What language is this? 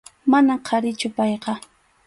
Arequipa-La Unión Quechua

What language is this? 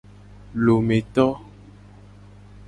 Gen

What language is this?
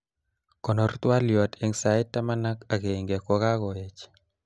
Kalenjin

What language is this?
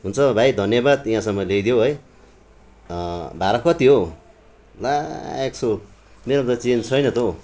Nepali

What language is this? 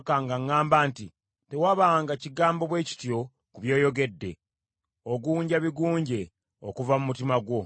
Ganda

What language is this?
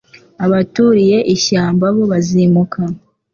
Kinyarwanda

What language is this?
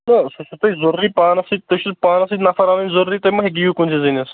Kashmiri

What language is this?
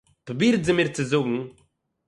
Yiddish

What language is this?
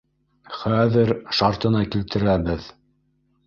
Bashkir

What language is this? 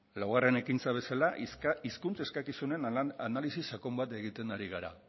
Basque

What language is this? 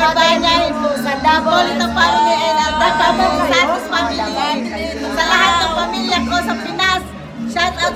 Indonesian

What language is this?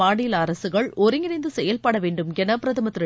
Tamil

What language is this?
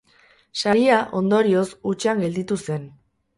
Basque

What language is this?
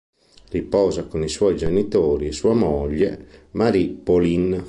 Italian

